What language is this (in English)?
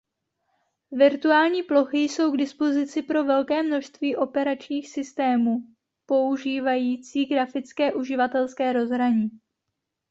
Czech